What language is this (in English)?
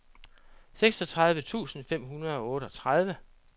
Danish